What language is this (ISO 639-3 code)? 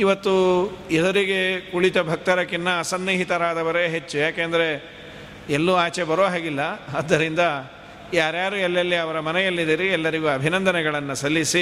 kan